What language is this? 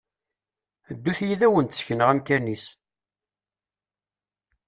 Kabyle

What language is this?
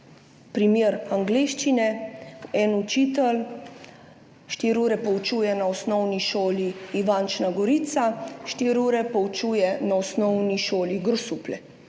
Slovenian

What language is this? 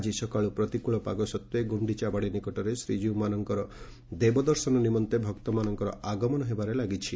Odia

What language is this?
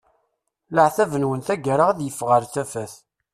Kabyle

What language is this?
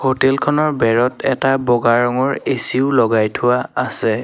Assamese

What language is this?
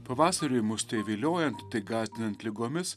Lithuanian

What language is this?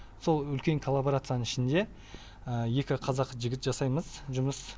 Kazakh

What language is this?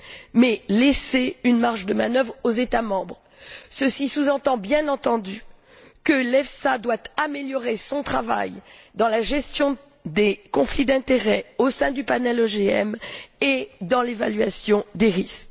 French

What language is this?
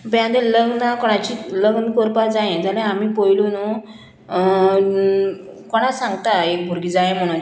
Konkani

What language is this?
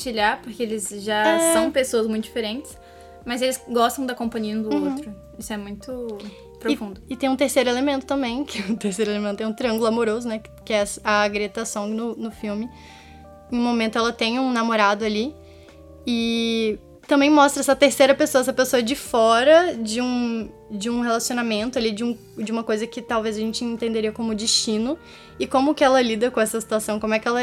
Portuguese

